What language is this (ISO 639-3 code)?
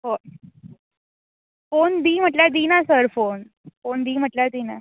kok